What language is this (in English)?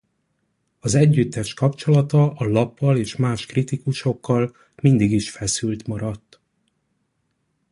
Hungarian